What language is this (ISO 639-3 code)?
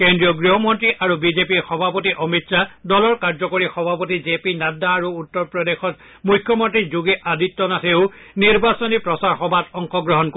asm